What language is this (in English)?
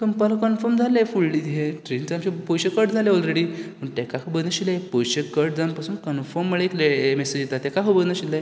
Konkani